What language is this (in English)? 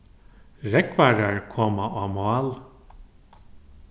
Faroese